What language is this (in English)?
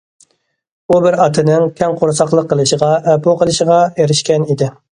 Uyghur